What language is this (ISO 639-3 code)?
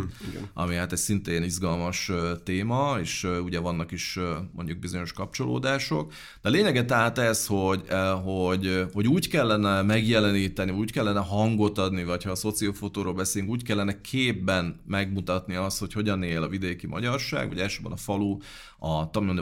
hun